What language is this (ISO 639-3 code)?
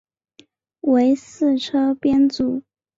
zho